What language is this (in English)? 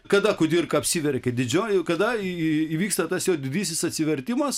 Lithuanian